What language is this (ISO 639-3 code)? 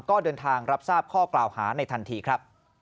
tha